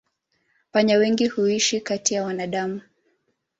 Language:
Swahili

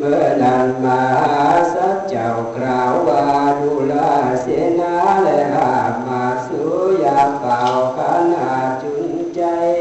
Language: Thai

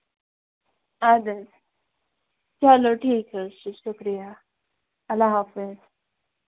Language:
Kashmiri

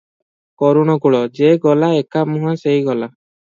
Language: Odia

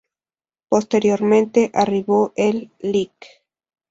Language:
Spanish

